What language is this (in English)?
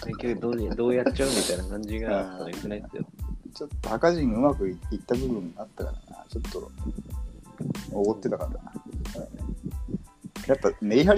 Japanese